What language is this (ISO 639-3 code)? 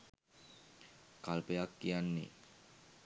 sin